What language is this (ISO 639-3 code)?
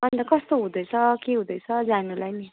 nep